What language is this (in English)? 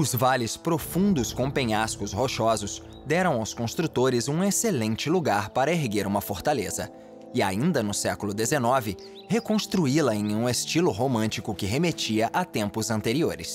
Portuguese